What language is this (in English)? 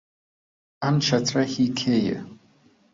Central Kurdish